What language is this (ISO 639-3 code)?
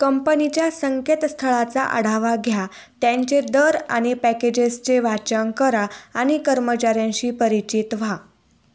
mar